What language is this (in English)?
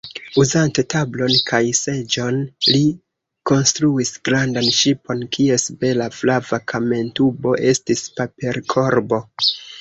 Esperanto